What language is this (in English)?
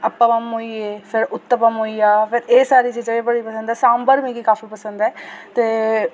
Dogri